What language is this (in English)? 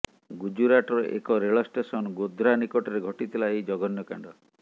Odia